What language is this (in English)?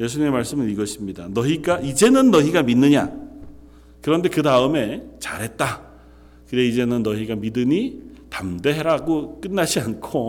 Korean